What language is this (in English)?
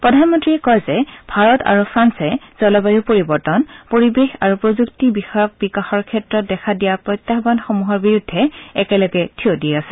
Assamese